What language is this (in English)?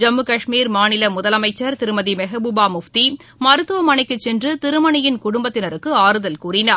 Tamil